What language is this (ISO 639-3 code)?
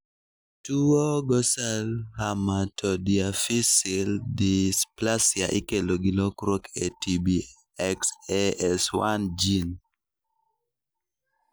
luo